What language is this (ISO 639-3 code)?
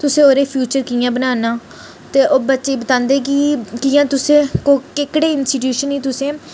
doi